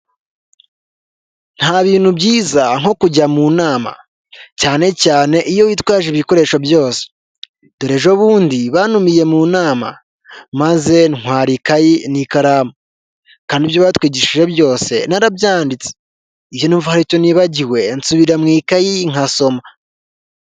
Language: Kinyarwanda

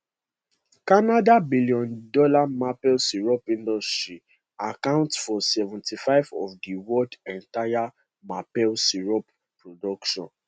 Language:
Nigerian Pidgin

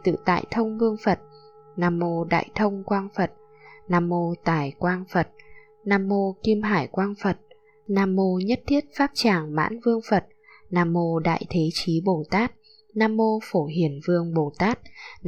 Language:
Vietnamese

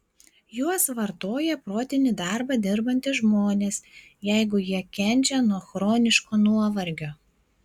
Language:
Lithuanian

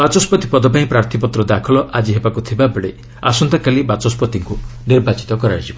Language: Odia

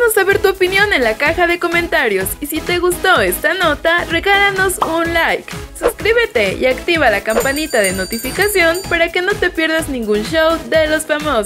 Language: Spanish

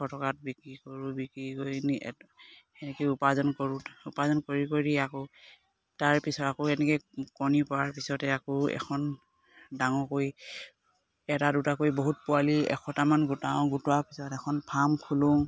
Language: Assamese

